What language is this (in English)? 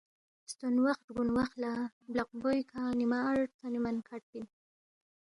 Balti